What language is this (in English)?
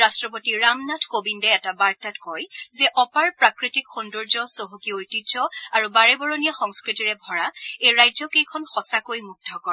Assamese